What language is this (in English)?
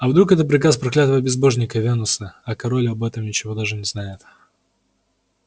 Russian